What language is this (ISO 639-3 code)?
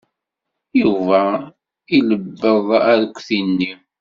kab